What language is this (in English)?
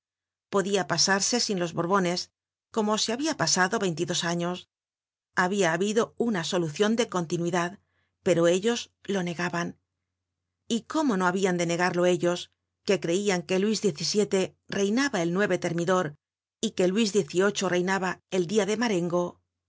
Spanish